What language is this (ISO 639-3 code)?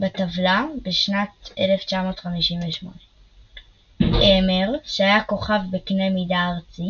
heb